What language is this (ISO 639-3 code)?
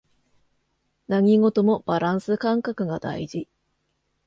jpn